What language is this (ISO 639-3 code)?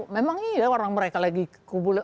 ind